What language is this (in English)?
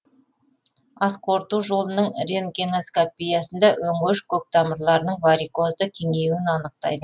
Kazakh